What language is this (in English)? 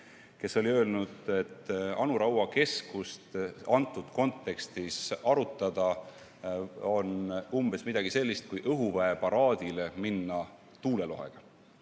Estonian